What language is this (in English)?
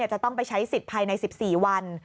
Thai